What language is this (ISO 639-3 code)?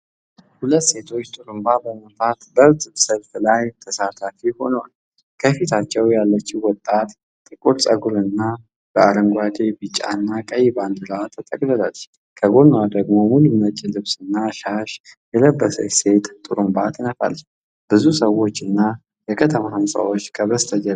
amh